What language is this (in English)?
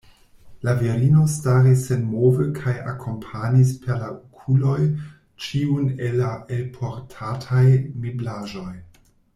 Esperanto